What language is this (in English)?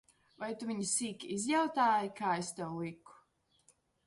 Latvian